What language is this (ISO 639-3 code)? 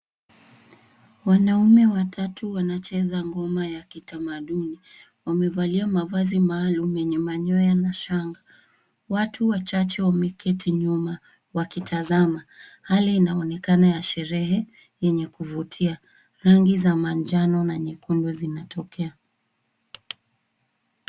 swa